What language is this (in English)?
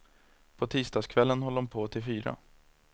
Swedish